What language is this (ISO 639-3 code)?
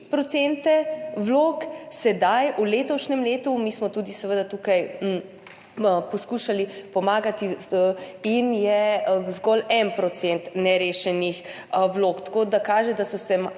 slv